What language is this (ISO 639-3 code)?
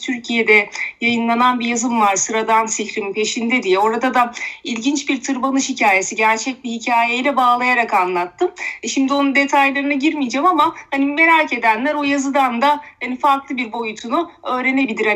tur